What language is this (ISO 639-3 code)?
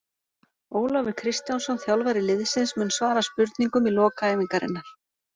isl